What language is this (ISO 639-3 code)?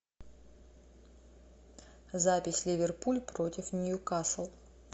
rus